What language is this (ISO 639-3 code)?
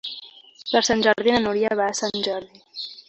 cat